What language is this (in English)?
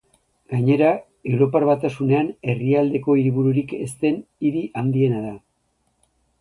Basque